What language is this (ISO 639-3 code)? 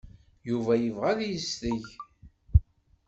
kab